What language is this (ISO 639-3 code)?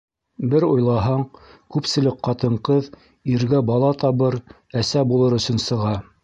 bak